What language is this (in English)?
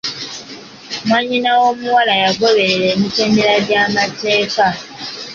Ganda